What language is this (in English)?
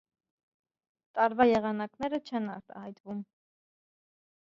Armenian